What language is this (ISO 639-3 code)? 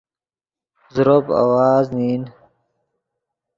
ydg